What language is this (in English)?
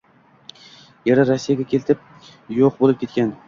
Uzbek